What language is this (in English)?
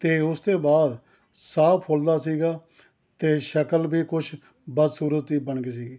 Punjabi